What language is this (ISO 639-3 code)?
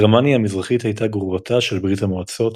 heb